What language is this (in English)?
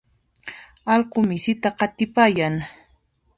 Puno Quechua